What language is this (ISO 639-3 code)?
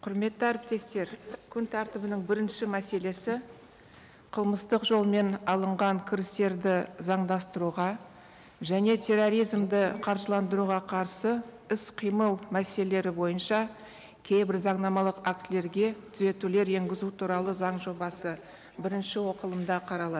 kaz